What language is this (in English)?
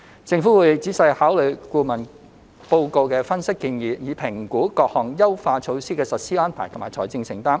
Cantonese